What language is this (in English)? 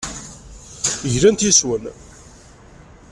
Kabyle